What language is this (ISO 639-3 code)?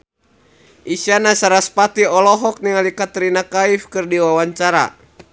sun